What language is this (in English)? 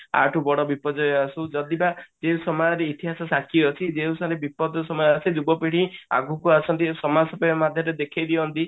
Odia